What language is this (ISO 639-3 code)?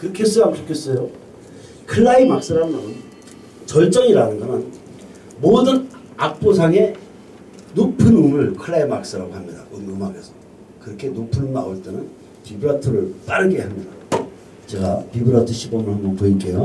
kor